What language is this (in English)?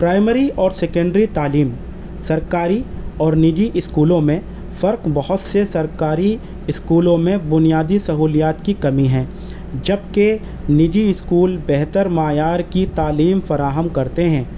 Urdu